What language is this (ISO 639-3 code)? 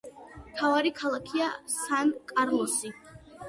kat